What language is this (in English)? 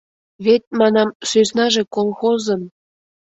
Mari